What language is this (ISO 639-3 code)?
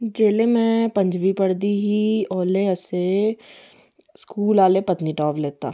doi